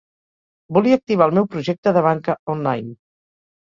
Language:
Catalan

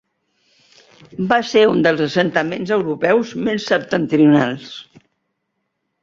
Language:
Catalan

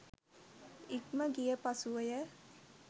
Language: Sinhala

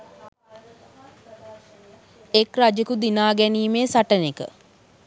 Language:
Sinhala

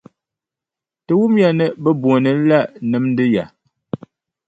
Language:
Dagbani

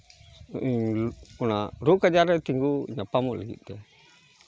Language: Santali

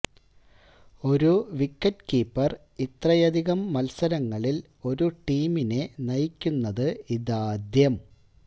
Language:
Malayalam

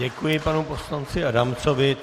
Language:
Czech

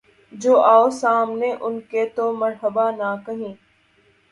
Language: Urdu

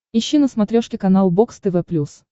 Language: Russian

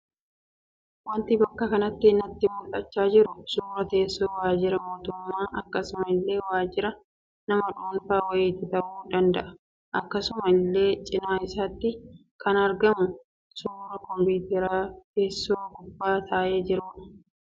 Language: Oromo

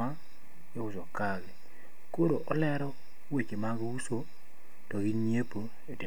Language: Luo (Kenya and Tanzania)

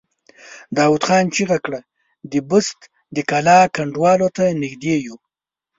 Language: Pashto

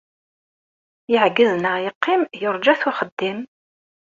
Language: Kabyle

